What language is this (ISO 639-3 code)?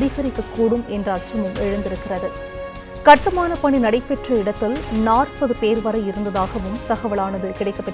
ara